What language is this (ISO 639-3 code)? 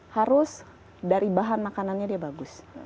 ind